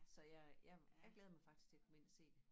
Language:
Danish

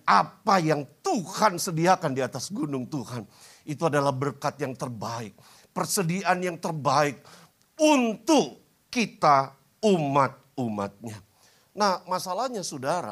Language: Indonesian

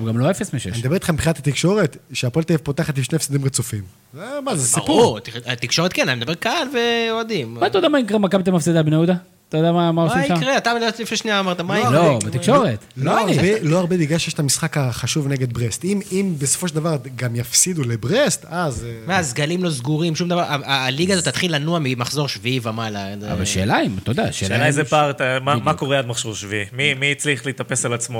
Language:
Hebrew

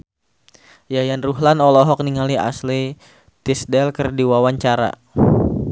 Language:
Sundanese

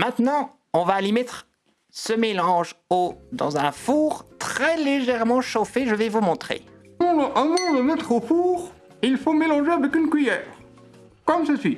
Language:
French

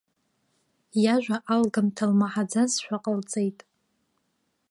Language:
Abkhazian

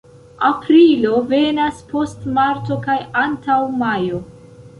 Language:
Esperanto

